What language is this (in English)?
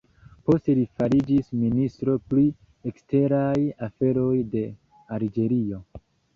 Esperanto